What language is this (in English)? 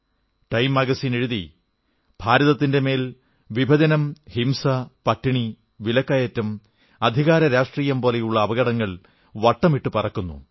Malayalam